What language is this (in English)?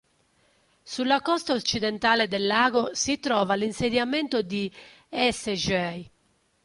Italian